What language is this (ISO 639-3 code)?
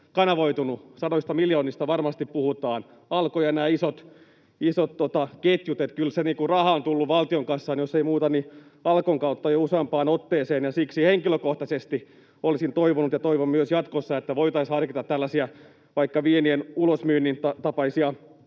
fin